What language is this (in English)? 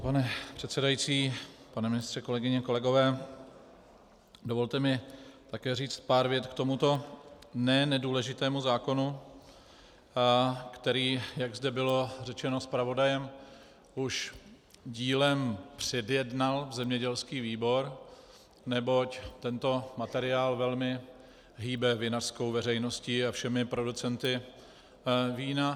Czech